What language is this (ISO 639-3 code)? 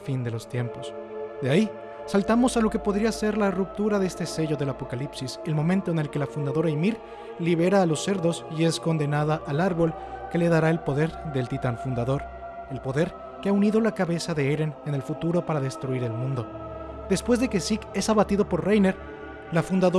spa